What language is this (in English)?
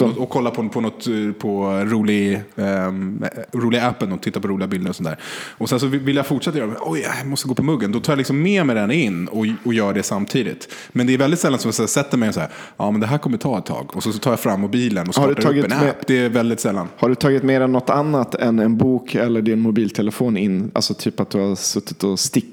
Swedish